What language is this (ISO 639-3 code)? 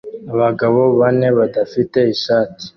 kin